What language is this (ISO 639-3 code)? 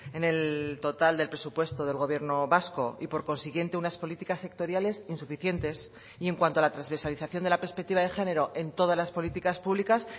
spa